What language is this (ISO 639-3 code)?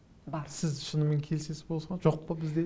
kaz